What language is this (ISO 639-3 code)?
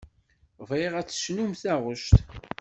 kab